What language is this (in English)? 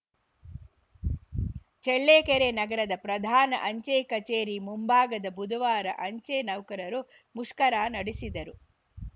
Kannada